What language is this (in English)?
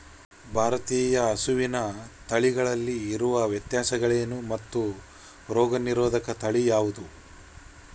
Kannada